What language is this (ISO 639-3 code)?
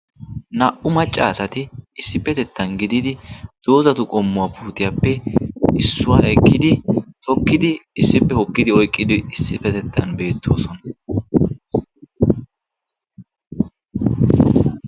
wal